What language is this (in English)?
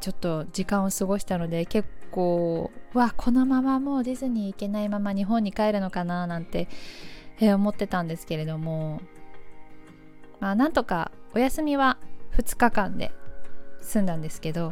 Japanese